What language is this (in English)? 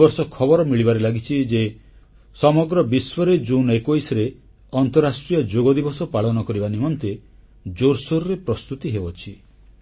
Odia